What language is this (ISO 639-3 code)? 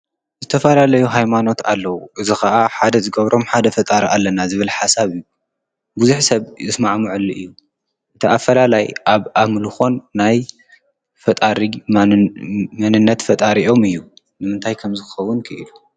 tir